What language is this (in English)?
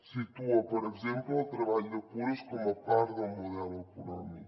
Catalan